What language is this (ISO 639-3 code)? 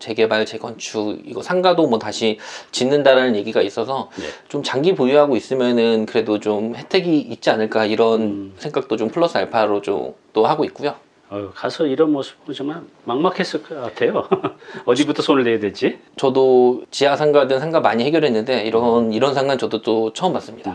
kor